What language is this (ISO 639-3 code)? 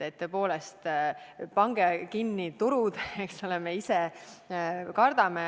est